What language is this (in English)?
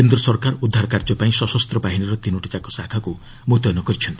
Odia